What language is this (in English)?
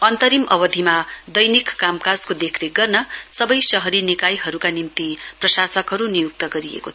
Nepali